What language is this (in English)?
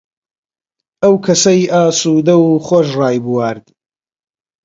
Central Kurdish